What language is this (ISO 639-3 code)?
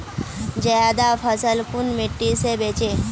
mag